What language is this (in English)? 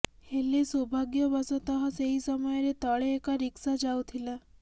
Odia